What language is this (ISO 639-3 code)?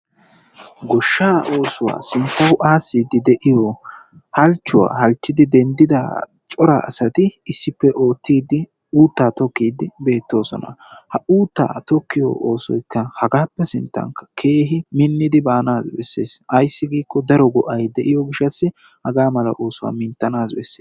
wal